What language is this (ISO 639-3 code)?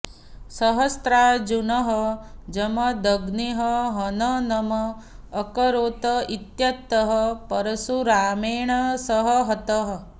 san